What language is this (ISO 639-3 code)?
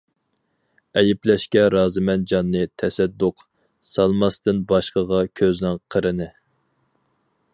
uig